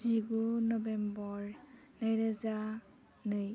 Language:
Bodo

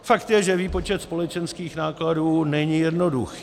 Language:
Czech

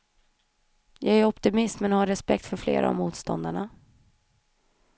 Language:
Swedish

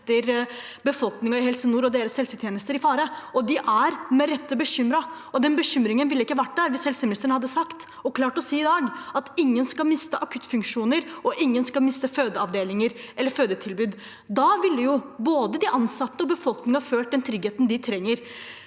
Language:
Norwegian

